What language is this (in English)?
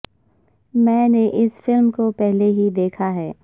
Urdu